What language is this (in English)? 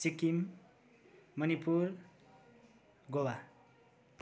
Nepali